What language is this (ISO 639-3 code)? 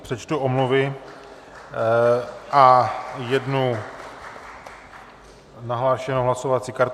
ces